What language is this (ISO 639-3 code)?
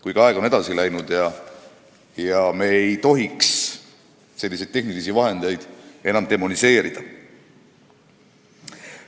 est